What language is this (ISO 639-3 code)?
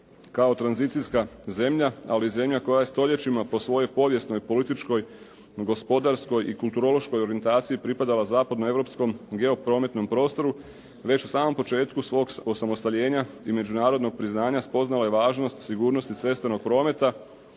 hrv